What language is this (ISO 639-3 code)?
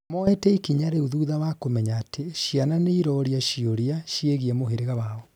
kik